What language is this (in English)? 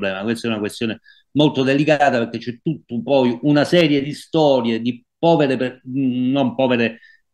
Italian